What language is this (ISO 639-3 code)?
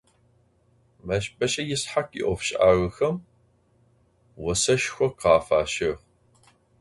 ady